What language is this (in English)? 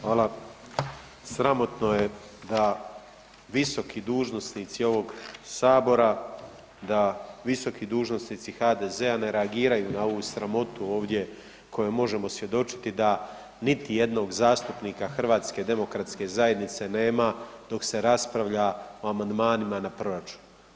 Croatian